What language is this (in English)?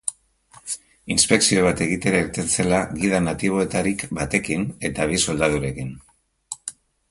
Basque